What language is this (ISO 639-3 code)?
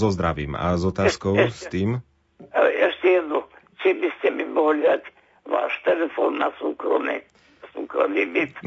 slk